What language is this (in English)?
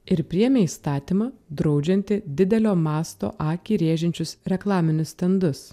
Lithuanian